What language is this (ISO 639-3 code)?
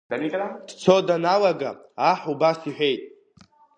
abk